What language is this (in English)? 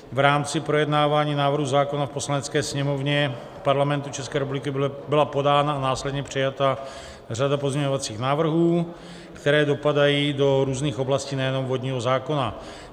Czech